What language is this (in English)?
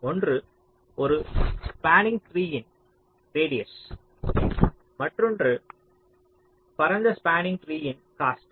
Tamil